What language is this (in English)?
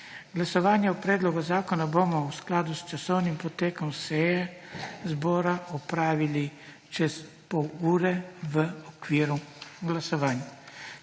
Slovenian